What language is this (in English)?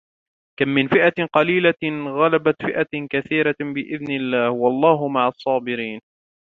Arabic